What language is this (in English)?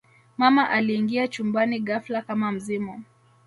Swahili